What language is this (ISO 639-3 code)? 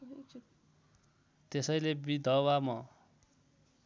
nep